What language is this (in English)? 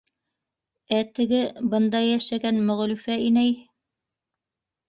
Bashkir